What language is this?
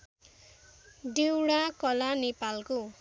Nepali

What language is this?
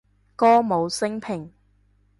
Cantonese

